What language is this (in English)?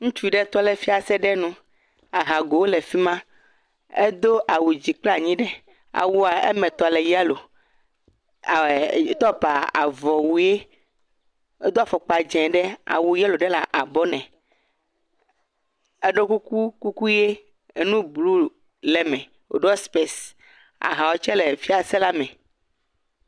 Ewe